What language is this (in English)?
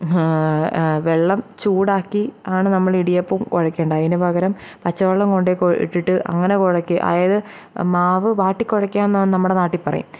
Malayalam